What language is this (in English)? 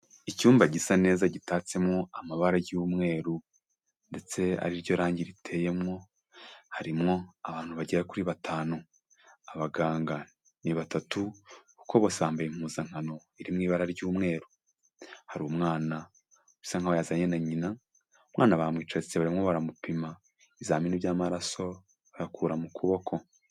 Kinyarwanda